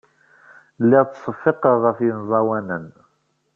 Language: Kabyle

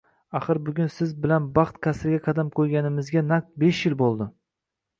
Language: Uzbek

